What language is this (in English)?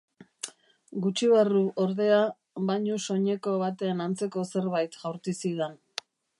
Basque